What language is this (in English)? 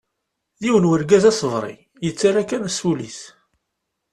Kabyle